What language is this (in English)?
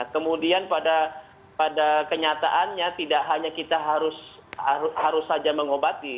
Indonesian